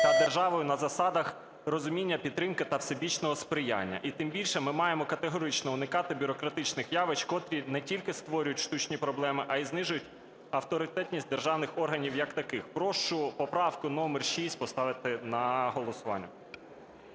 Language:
Ukrainian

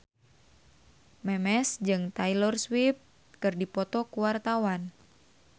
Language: Sundanese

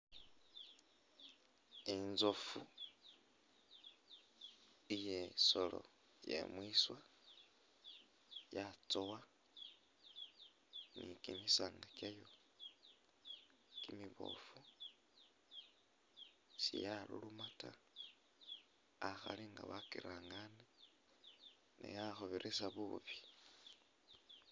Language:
Masaaba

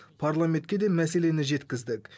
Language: Kazakh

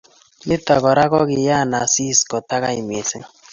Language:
Kalenjin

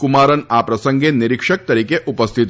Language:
Gujarati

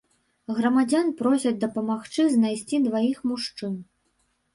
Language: Belarusian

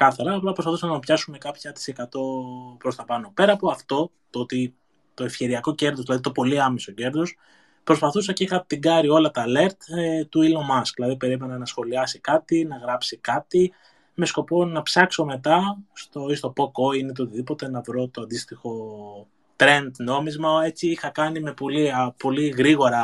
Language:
Greek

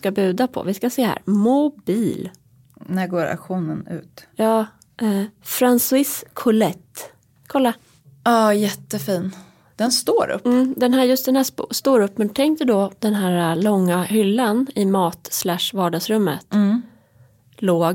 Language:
Swedish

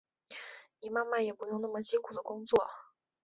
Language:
Chinese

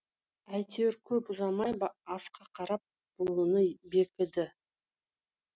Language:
Kazakh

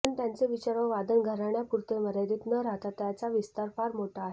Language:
Marathi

